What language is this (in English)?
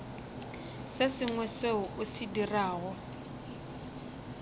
Northern Sotho